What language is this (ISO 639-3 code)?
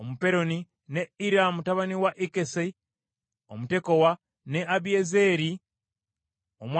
lug